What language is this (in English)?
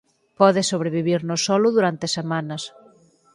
Galician